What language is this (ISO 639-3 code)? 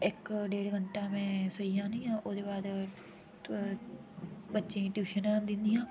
doi